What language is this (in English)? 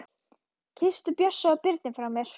Icelandic